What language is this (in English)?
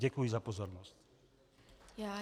Czech